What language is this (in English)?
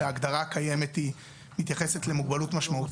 Hebrew